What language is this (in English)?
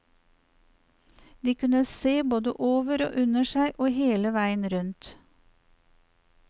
Norwegian